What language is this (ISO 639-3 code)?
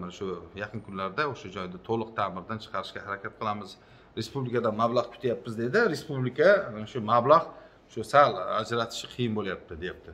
tur